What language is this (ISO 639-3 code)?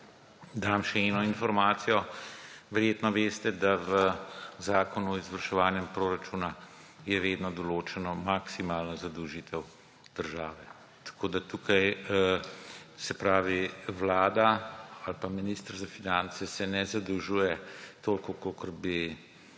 slv